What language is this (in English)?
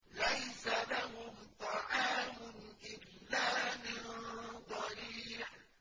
Arabic